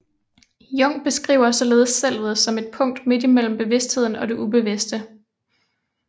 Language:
Danish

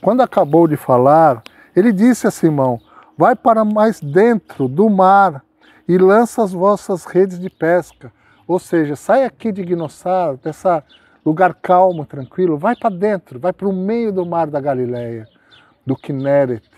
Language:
Portuguese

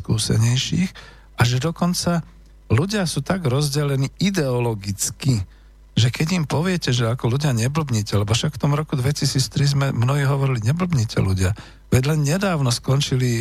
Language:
Slovak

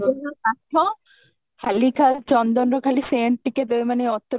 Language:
Odia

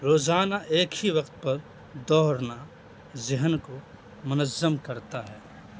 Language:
Urdu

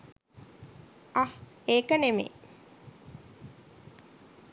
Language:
Sinhala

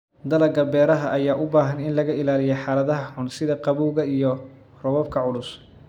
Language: Somali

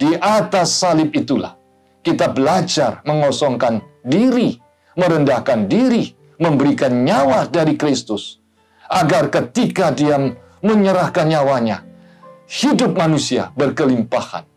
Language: Indonesian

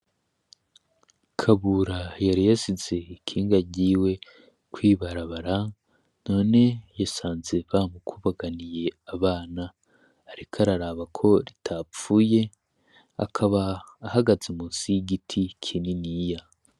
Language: Rundi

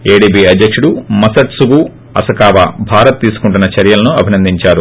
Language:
Telugu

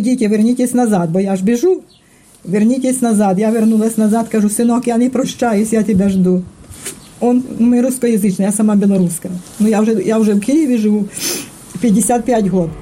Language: Ukrainian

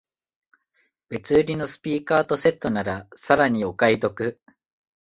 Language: Japanese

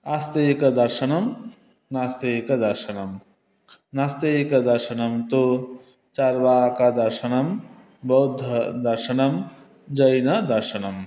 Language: Sanskrit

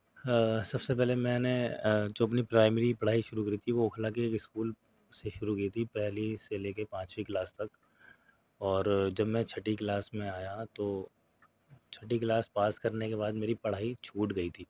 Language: Urdu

